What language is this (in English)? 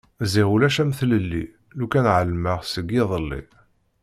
Kabyle